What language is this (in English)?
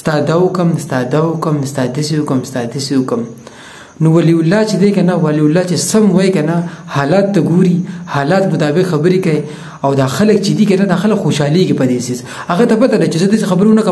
Arabic